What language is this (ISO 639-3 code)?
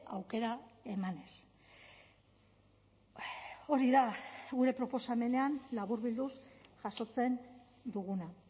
eus